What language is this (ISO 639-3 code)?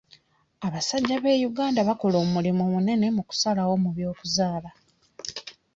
lug